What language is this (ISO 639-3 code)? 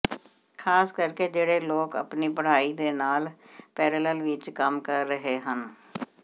pan